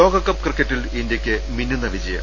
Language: Malayalam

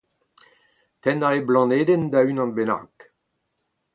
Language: Breton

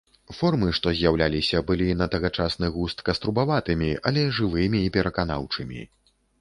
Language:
Belarusian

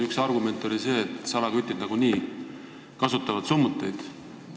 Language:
Estonian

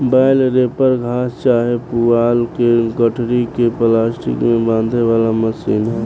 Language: Bhojpuri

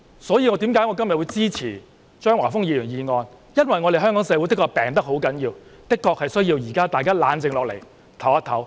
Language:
Cantonese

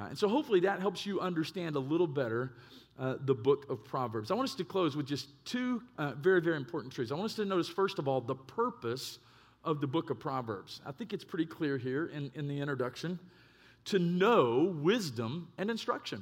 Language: English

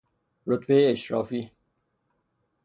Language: Persian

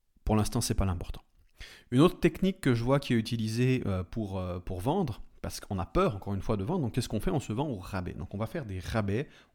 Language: French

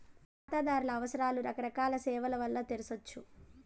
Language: Telugu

